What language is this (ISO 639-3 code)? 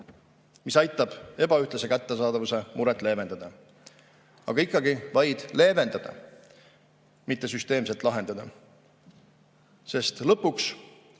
est